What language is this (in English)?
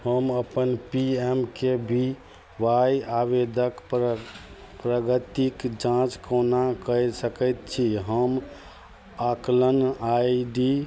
Maithili